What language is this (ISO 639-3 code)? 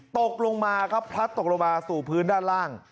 tha